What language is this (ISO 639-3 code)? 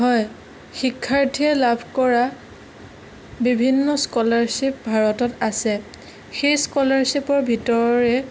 asm